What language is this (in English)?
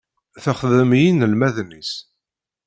Kabyle